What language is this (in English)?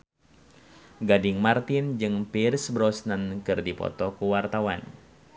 Sundanese